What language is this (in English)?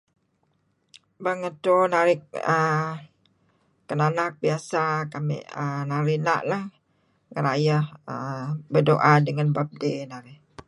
Kelabit